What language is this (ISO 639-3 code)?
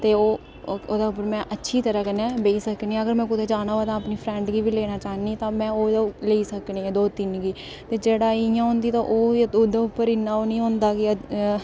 doi